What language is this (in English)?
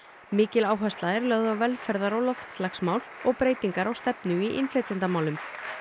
Icelandic